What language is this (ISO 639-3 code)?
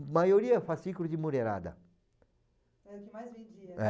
por